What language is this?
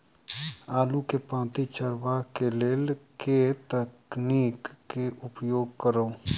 Maithili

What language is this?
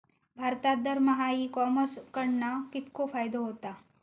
Marathi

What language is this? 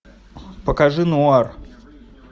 Russian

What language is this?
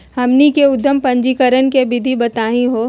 Magahi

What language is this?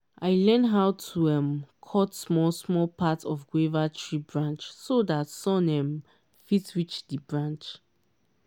Nigerian Pidgin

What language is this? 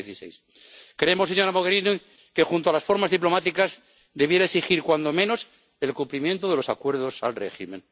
Spanish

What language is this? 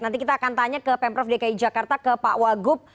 Indonesian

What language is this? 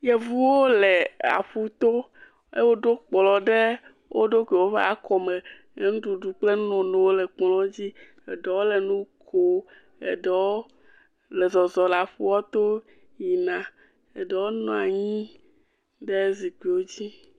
Ewe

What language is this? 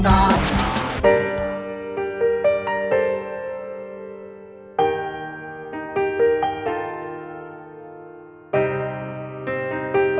Thai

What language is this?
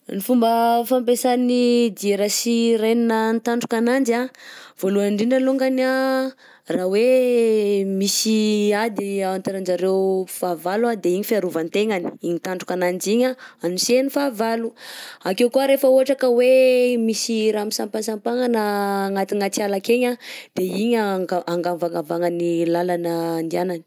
Southern Betsimisaraka Malagasy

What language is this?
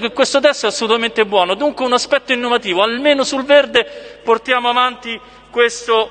Italian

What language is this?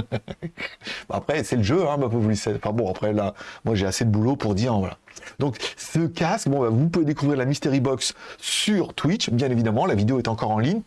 French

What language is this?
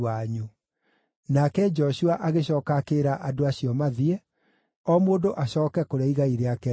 Kikuyu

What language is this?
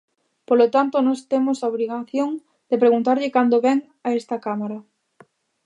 Galician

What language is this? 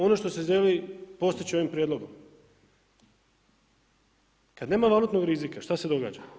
Croatian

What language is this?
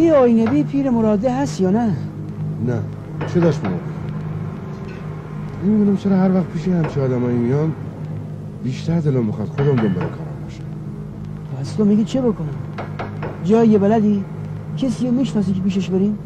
Persian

